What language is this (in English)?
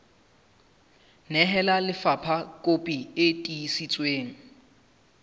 Southern Sotho